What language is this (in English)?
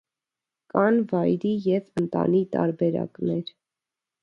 Armenian